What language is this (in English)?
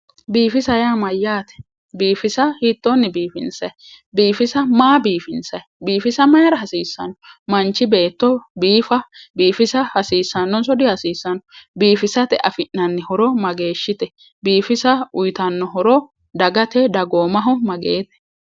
Sidamo